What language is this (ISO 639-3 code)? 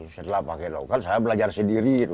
ind